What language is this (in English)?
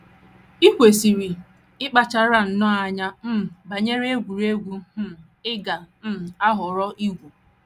Igbo